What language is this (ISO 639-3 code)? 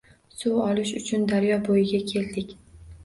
uzb